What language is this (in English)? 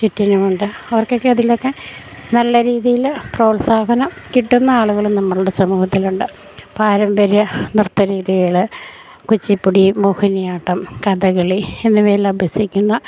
Malayalam